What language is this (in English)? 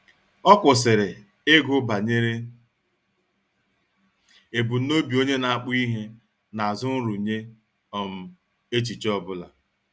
Igbo